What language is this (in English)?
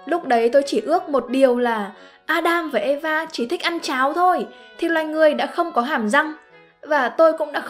Vietnamese